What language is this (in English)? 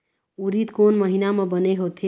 Chhattisgarhi